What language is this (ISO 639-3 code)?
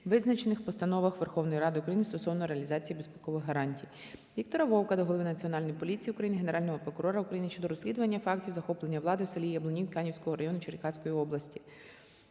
ukr